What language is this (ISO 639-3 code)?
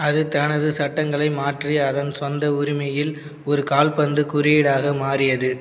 tam